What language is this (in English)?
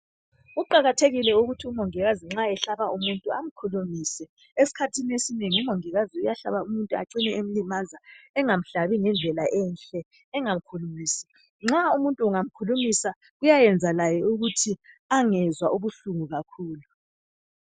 North Ndebele